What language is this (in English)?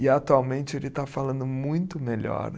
Portuguese